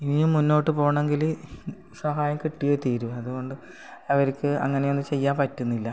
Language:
Malayalam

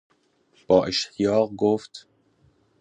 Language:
Persian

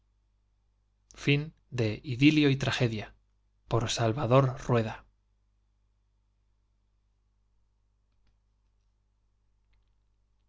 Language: Spanish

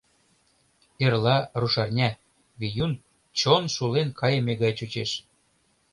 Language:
Mari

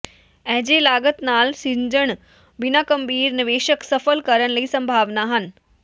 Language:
Punjabi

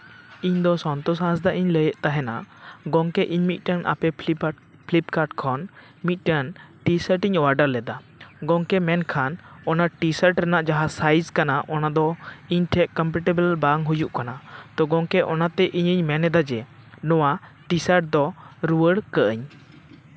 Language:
Santali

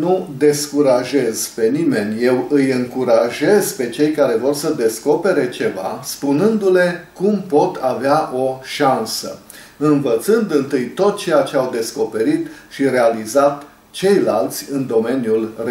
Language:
Romanian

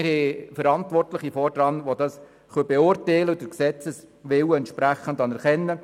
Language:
Swiss German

